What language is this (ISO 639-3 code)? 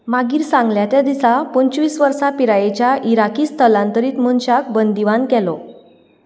kok